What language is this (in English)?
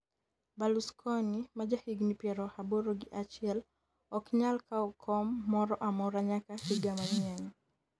Luo (Kenya and Tanzania)